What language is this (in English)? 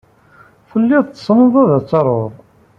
Kabyle